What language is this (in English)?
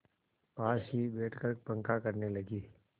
Hindi